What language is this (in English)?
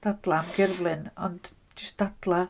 Welsh